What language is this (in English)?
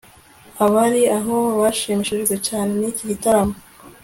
Kinyarwanda